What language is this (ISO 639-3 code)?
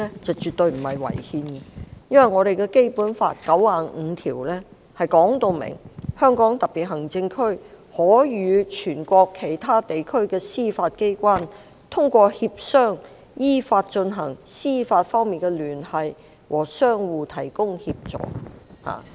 yue